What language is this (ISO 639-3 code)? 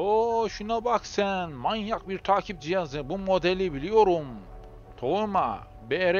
tur